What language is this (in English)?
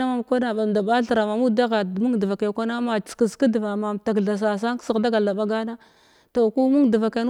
Glavda